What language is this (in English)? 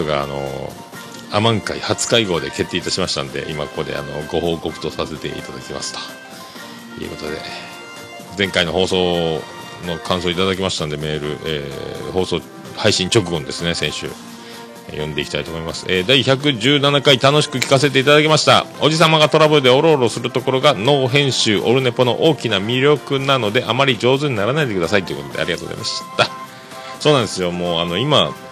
Japanese